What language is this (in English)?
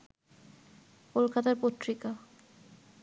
Bangla